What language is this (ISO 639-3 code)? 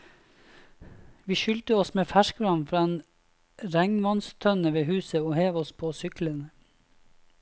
nor